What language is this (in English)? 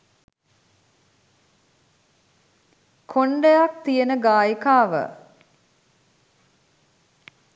Sinhala